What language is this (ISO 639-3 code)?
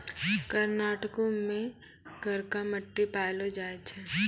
mai